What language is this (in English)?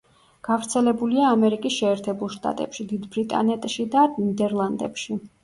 Georgian